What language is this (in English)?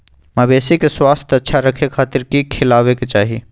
Magahi